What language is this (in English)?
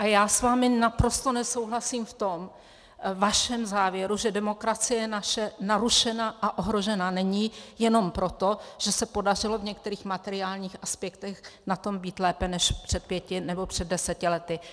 Czech